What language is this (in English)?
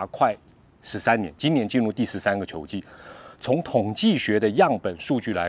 Chinese